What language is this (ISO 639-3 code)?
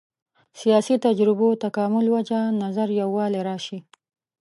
pus